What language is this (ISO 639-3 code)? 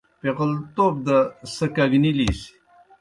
plk